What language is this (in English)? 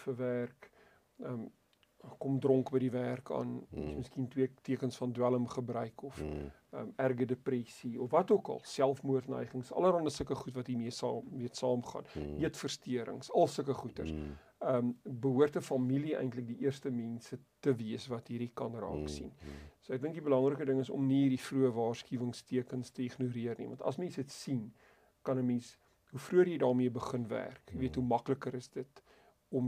German